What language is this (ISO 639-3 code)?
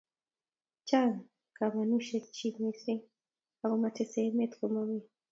kln